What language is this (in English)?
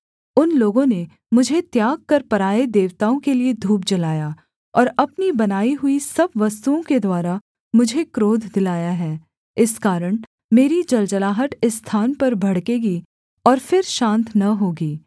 Hindi